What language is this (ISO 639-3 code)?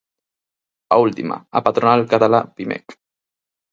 glg